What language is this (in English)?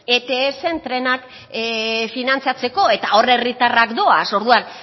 Basque